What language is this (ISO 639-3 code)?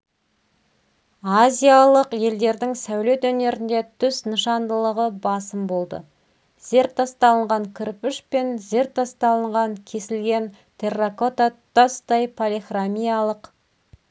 kaz